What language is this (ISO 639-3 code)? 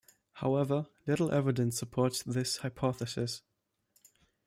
eng